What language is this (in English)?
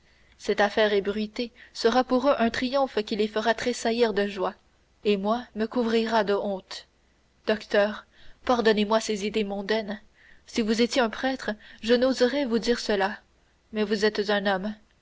French